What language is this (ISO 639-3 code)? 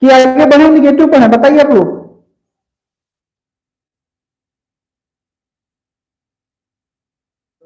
hin